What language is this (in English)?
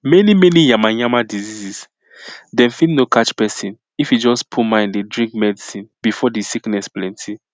Nigerian Pidgin